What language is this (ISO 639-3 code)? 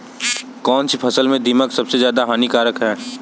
hin